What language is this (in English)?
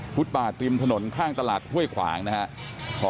Thai